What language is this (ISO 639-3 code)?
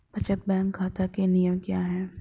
hin